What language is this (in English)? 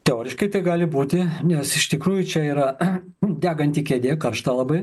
Lithuanian